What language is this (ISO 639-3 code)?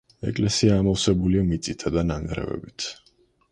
kat